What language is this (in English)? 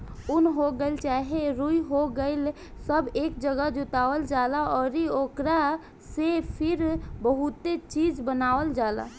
Bhojpuri